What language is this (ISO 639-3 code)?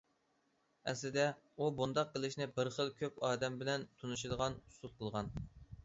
uig